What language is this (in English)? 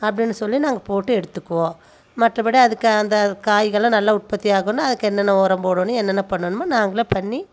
Tamil